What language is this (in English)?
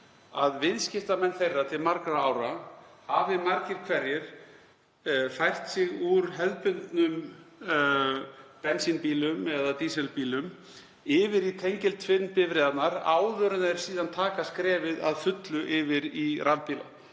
Icelandic